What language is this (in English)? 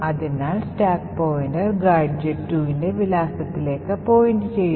Malayalam